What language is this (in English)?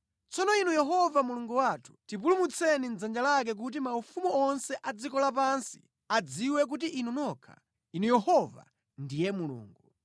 Nyanja